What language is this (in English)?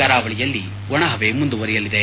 Kannada